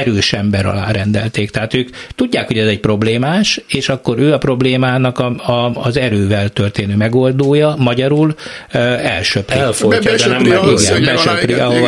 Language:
Hungarian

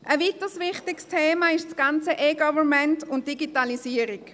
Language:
Swiss German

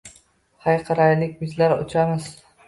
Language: Uzbek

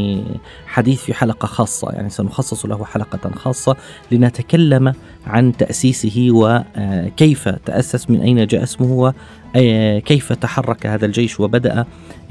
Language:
Arabic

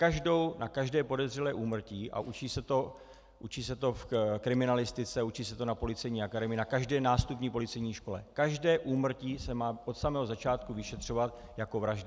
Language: Czech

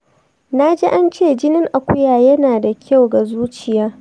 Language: Hausa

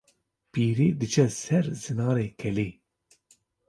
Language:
Kurdish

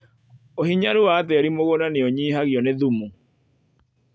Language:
Kikuyu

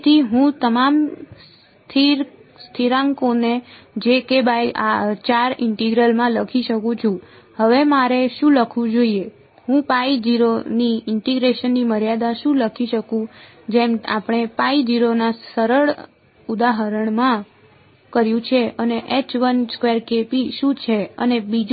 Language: Gujarati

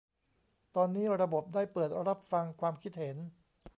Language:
Thai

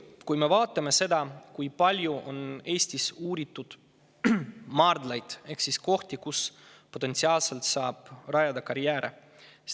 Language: Estonian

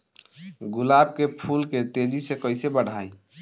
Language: Bhojpuri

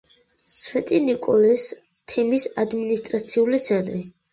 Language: Georgian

